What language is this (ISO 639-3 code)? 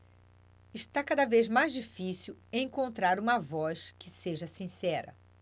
por